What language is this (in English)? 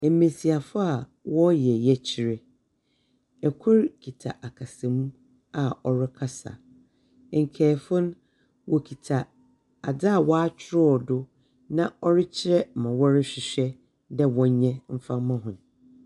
Akan